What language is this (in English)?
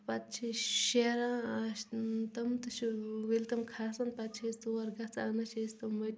Kashmiri